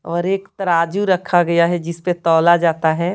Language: Hindi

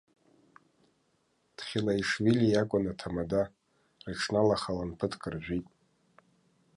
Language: Abkhazian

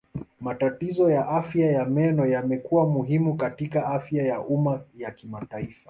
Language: Swahili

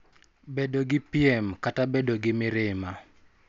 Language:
Luo (Kenya and Tanzania)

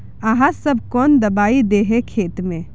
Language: Magahi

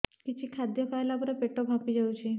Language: Odia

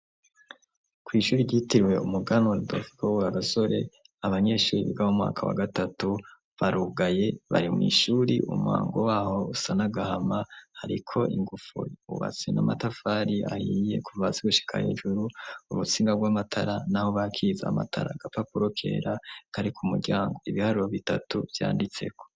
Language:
Rundi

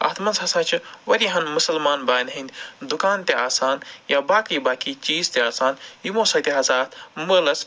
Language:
Kashmiri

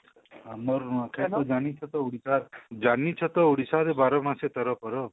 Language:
Odia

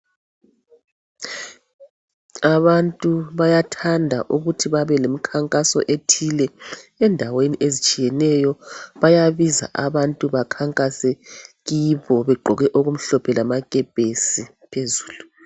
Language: North Ndebele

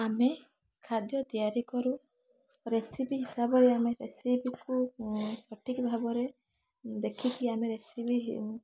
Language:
Odia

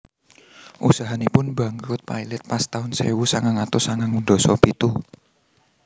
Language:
Javanese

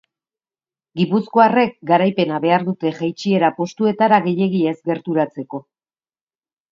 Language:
Basque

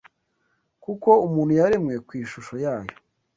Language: Kinyarwanda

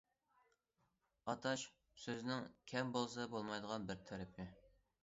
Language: Uyghur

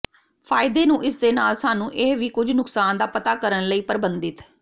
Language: Punjabi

